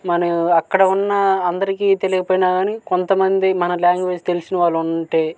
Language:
Telugu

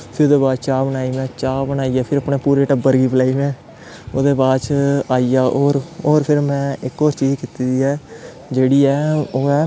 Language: Dogri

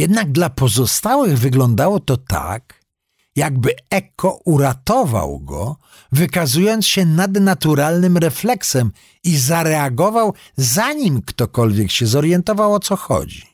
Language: Polish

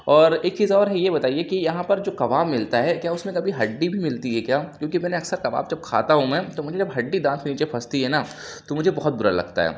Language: Urdu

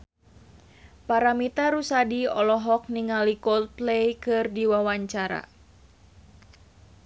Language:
Sundanese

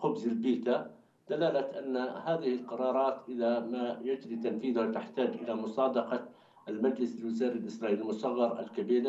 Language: Arabic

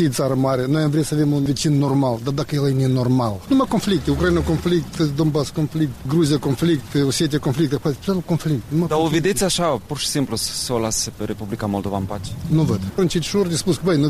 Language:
Romanian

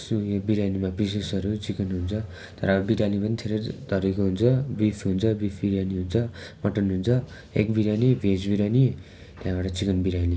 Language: Nepali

